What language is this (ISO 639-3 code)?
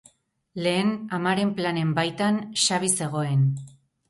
eus